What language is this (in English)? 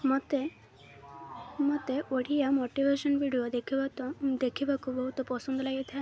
Odia